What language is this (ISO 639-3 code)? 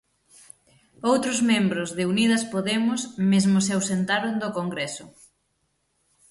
glg